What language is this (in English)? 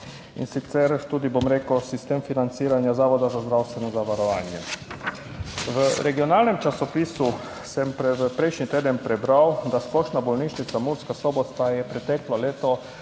Slovenian